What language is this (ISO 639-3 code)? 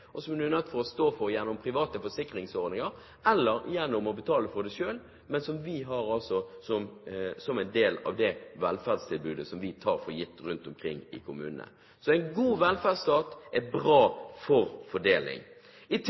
nob